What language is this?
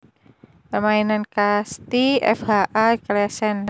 Javanese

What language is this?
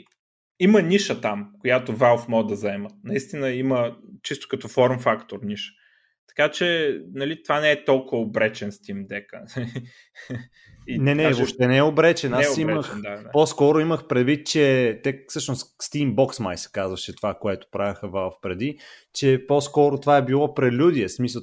Bulgarian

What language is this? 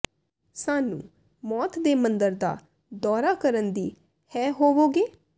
Punjabi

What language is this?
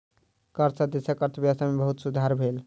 Maithili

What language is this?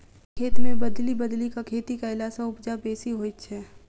Maithili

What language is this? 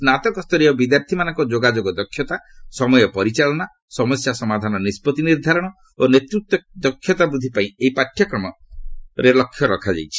Odia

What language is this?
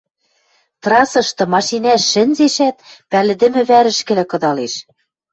Western Mari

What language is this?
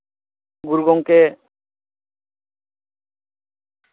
Santali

